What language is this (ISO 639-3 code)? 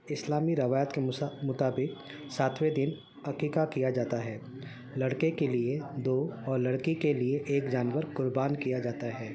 urd